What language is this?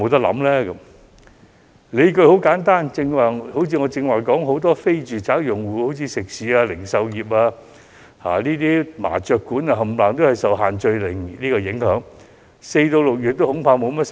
Cantonese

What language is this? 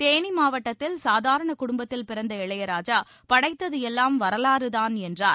Tamil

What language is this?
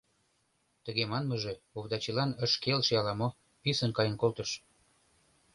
Mari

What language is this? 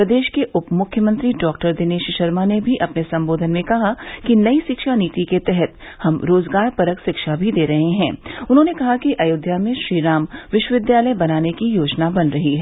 Hindi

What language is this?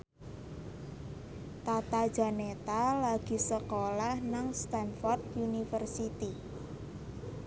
Javanese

